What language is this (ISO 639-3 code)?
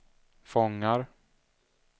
swe